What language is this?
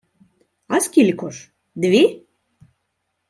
Ukrainian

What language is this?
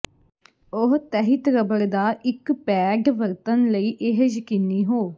Punjabi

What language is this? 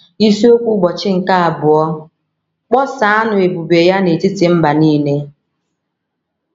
Igbo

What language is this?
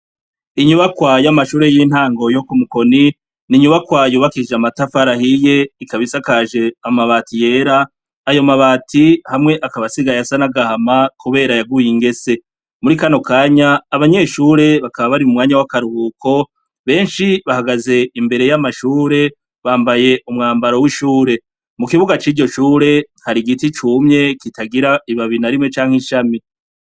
Rundi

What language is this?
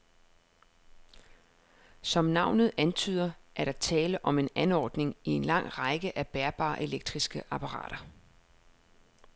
Danish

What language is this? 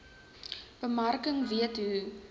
Afrikaans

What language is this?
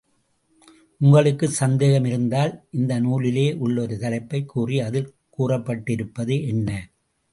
Tamil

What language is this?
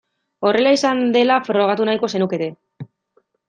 Basque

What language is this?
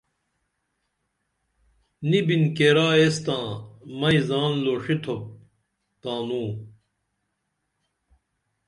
Dameli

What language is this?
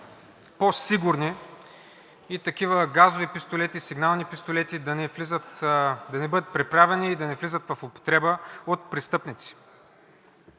Bulgarian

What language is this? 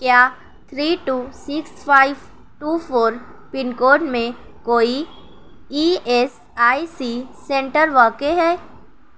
Urdu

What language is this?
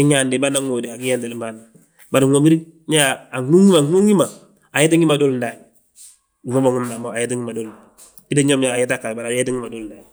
Balanta-Ganja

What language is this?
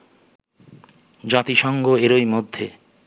Bangla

